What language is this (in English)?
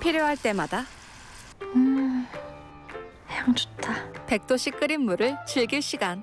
Korean